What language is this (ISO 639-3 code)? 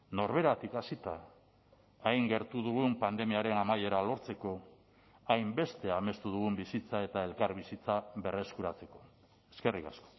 eus